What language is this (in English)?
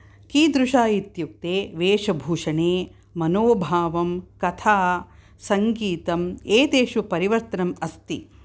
Sanskrit